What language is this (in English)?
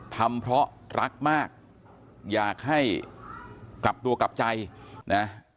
Thai